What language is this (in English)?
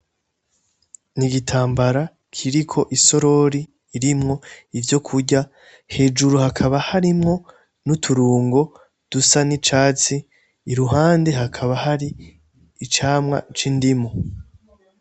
Rundi